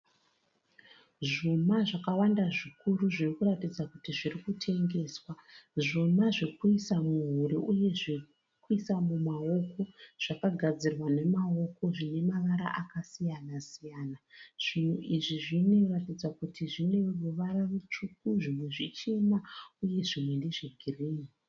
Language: Shona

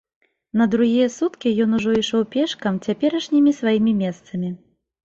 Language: Belarusian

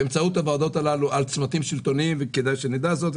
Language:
Hebrew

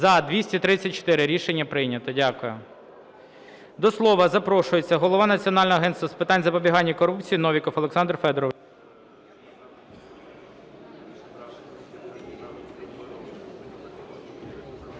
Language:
Ukrainian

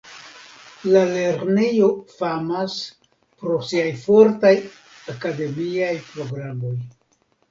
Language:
Esperanto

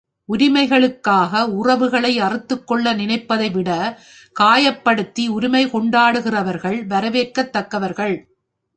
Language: Tamil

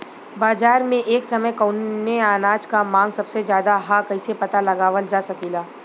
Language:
Bhojpuri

